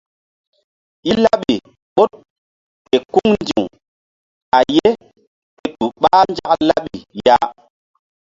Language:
Mbum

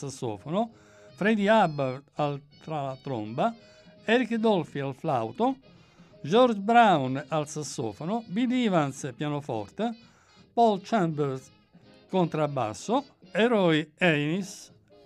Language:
Italian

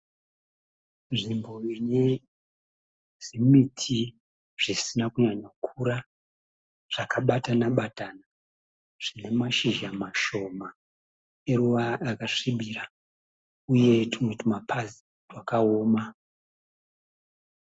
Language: Shona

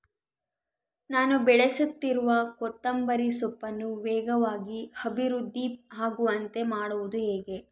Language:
Kannada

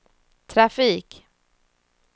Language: Swedish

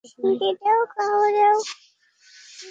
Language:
Bangla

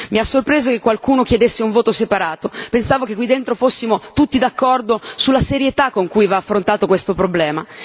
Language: Italian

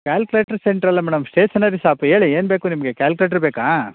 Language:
Kannada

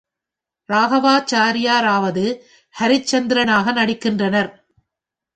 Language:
Tamil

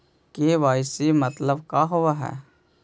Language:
Magahi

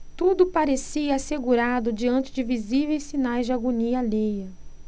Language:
Portuguese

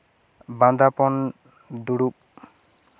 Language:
Santali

